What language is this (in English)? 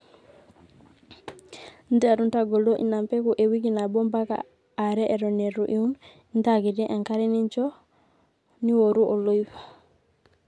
Masai